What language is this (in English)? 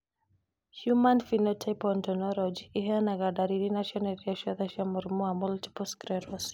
Kikuyu